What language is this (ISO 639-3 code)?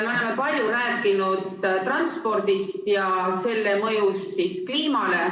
est